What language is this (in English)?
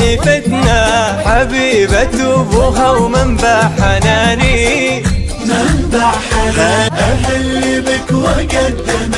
Arabic